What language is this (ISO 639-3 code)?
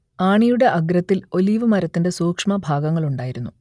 mal